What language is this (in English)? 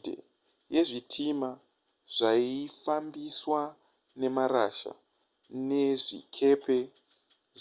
Shona